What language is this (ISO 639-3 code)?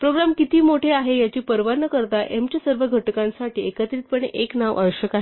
mar